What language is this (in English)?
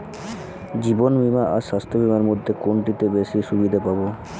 Bangla